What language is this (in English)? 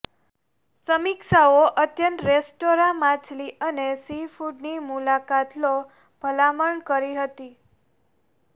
Gujarati